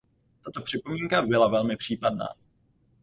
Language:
Czech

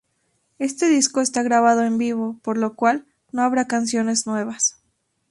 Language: Spanish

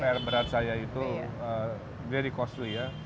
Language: Indonesian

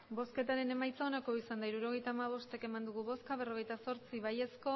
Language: Basque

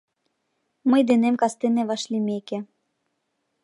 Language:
Mari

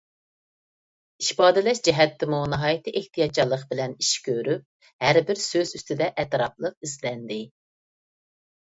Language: Uyghur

